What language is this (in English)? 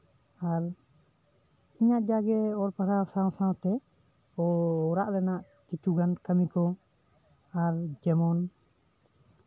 Santali